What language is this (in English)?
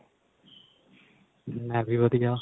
Punjabi